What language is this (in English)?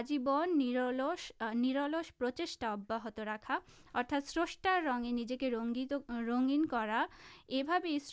Urdu